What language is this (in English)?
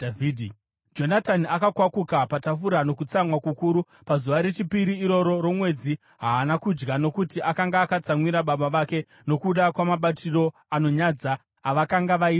Shona